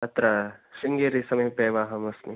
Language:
Sanskrit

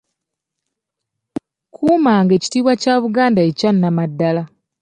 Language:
Ganda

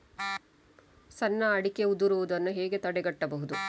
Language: Kannada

